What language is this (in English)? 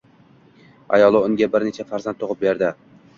Uzbek